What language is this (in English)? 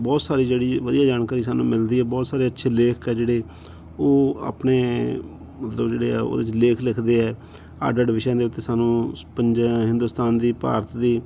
Punjabi